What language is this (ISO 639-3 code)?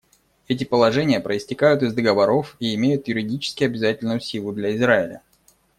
rus